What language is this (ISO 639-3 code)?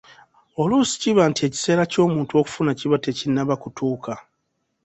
lug